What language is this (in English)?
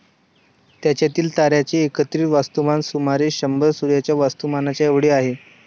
Marathi